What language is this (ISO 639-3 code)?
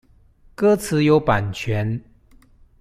zho